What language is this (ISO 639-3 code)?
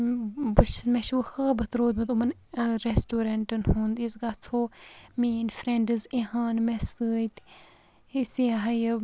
kas